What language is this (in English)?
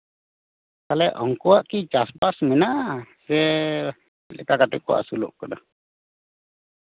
Santali